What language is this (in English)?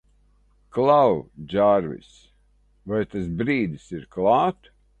Latvian